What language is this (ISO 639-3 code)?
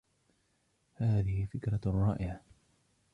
ara